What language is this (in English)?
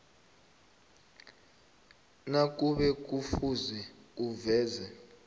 South Ndebele